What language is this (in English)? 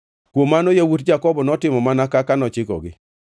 Luo (Kenya and Tanzania)